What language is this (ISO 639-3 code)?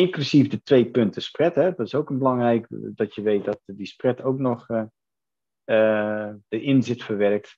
nld